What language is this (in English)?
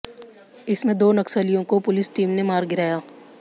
Hindi